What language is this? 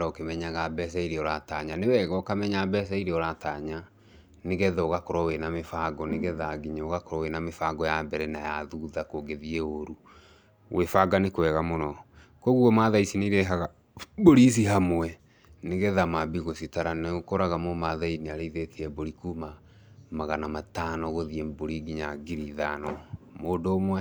Kikuyu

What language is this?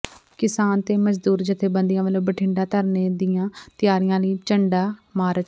Punjabi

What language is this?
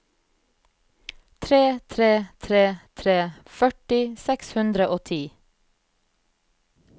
Norwegian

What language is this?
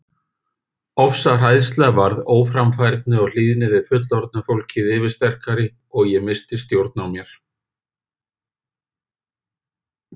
Icelandic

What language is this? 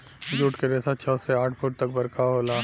Bhojpuri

